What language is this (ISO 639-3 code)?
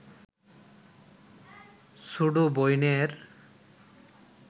ben